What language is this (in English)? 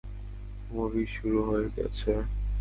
Bangla